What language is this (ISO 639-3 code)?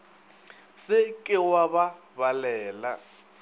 nso